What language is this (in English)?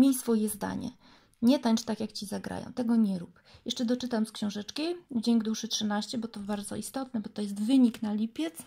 Polish